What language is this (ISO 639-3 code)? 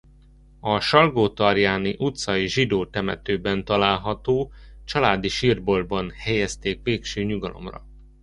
hun